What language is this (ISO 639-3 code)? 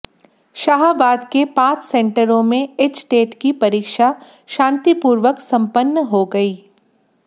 hin